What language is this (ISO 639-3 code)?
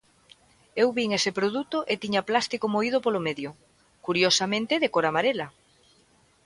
glg